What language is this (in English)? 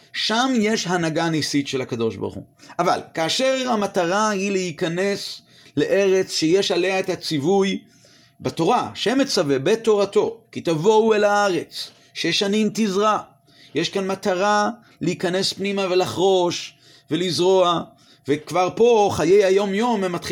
Hebrew